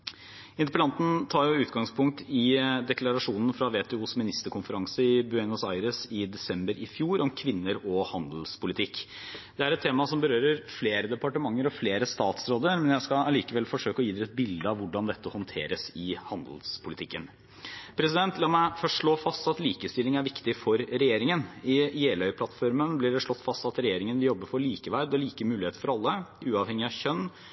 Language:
Norwegian Bokmål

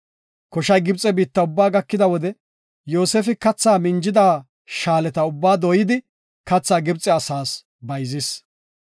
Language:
Gofa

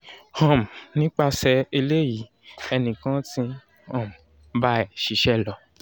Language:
Yoruba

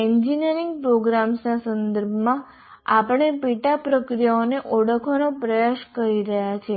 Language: Gujarati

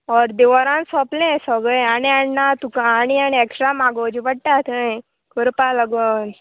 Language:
Konkani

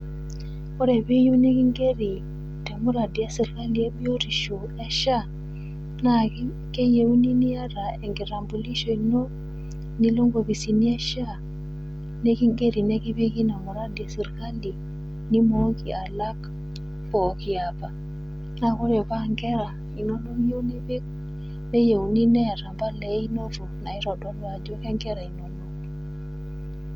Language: Masai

